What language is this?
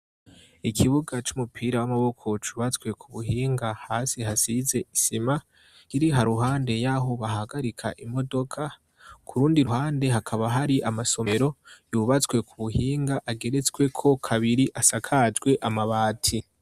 Rundi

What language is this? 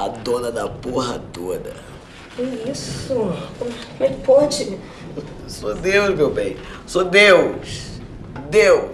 Portuguese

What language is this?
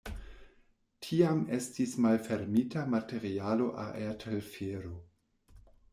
Esperanto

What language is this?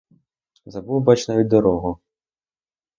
Ukrainian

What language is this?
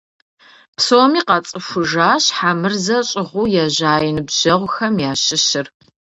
Kabardian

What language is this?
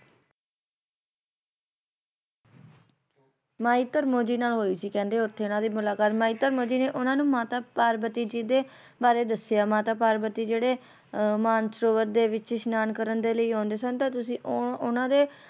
Punjabi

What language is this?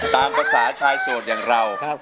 Thai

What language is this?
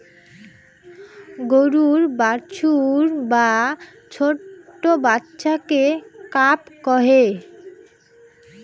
Bangla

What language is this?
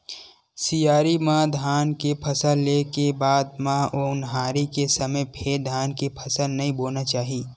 Chhattisgarhi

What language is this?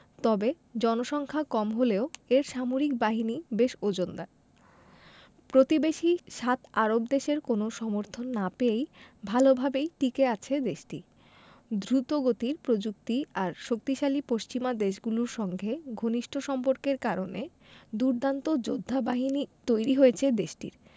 Bangla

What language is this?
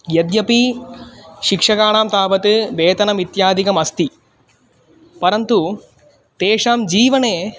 Sanskrit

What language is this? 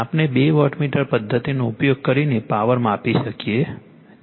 Gujarati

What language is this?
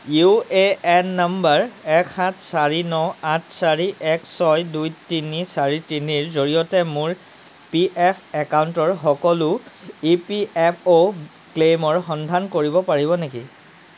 Assamese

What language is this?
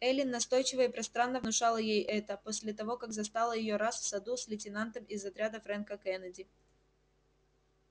Russian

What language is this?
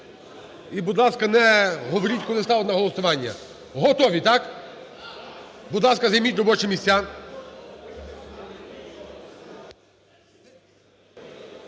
Ukrainian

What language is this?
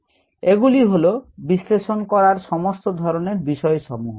Bangla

